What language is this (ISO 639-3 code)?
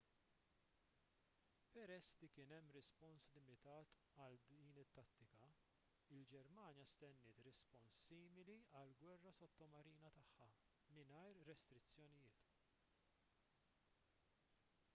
mlt